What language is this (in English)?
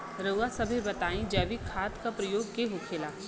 Bhojpuri